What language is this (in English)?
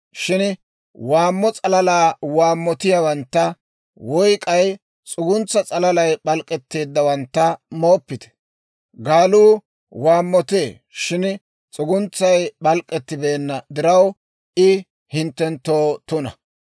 Dawro